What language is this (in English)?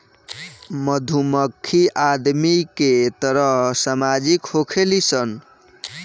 Bhojpuri